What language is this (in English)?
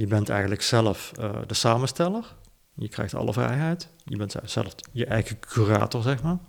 Dutch